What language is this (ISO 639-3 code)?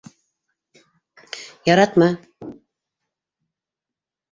bak